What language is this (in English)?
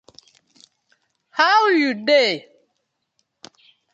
Nigerian Pidgin